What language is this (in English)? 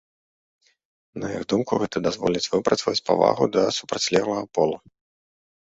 Belarusian